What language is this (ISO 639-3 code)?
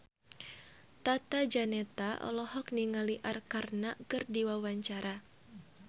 sun